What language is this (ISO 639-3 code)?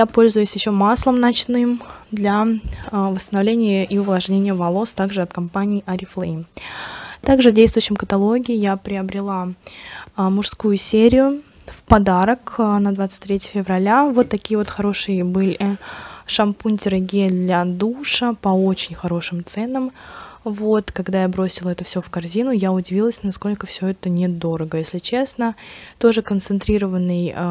rus